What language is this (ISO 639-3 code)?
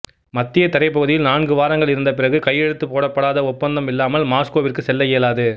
tam